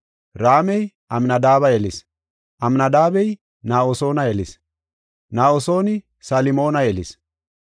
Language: Gofa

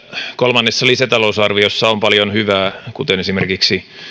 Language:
Finnish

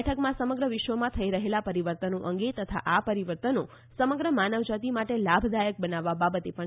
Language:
Gujarati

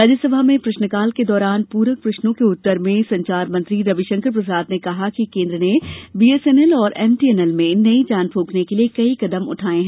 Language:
Hindi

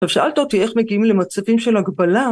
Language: Hebrew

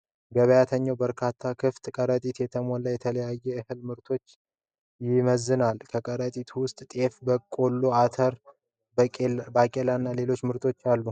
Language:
Amharic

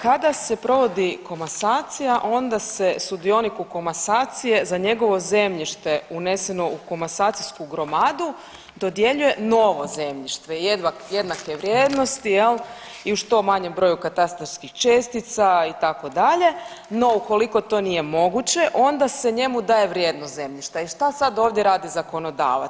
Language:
Croatian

